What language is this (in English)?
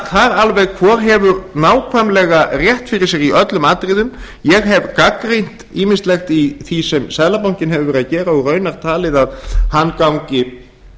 Icelandic